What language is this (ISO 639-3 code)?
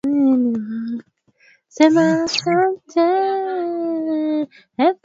swa